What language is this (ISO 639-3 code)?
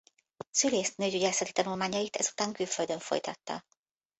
hun